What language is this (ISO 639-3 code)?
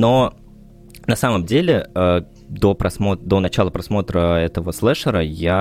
rus